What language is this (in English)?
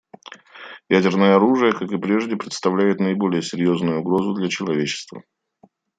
Russian